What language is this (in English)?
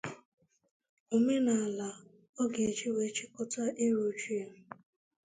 Igbo